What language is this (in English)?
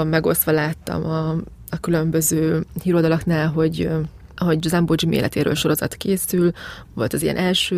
Hungarian